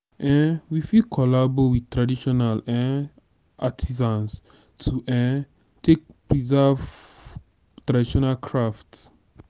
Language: Nigerian Pidgin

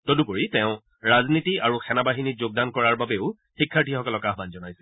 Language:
Assamese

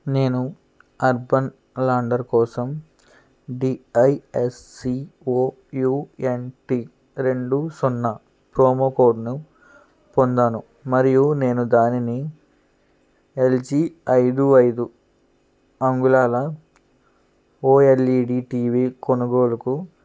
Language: Telugu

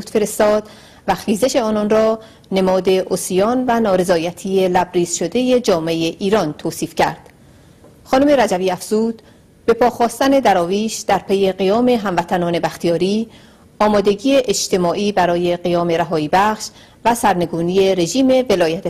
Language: Persian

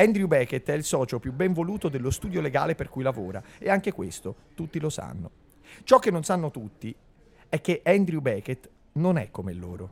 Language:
Italian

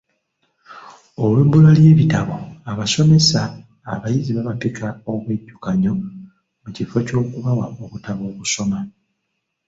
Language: Ganda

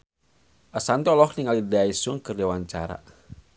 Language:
Sundanese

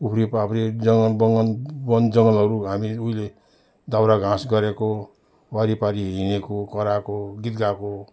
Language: Nepali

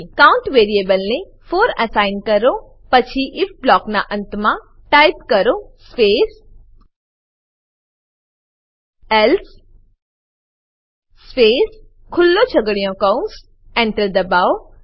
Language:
Gujarati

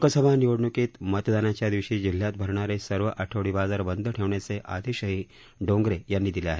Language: Marathi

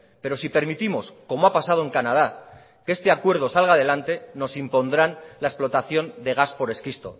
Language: Spanish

